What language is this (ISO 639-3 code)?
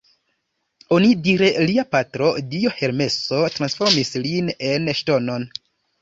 epo